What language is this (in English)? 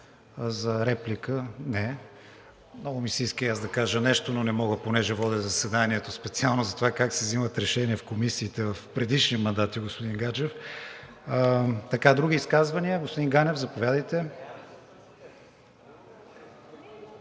Bulgarian